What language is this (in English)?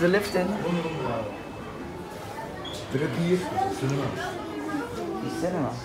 Dutch